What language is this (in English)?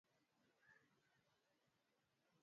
Swahili